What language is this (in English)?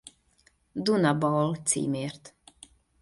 Hungarian